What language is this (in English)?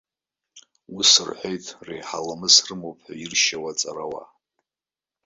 Abkhazian